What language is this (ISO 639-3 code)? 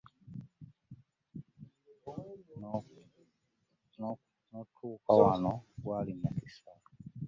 lug